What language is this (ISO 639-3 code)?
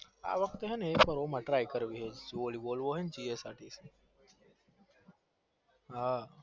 guj